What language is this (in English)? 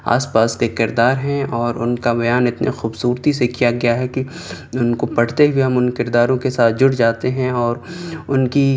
Urdu